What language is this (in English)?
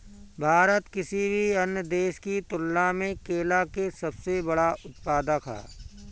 Bhojpuri